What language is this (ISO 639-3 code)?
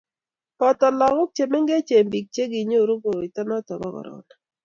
kln